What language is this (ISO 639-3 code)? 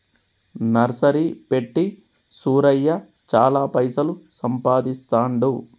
tel